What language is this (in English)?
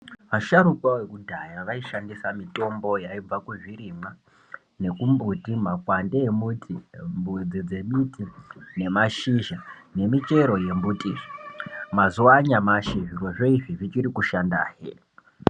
Ndau